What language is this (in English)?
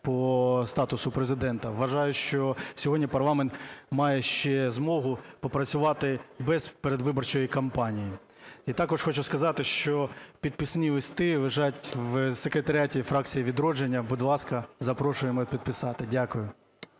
Ukrainian